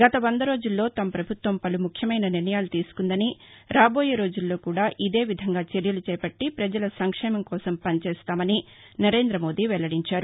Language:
Telugu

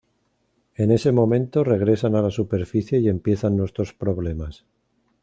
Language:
Spanish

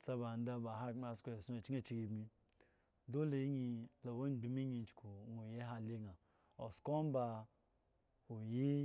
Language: Eggon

